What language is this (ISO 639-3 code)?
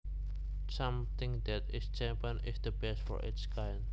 jav